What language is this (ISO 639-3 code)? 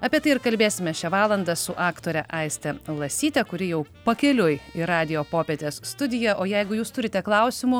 lit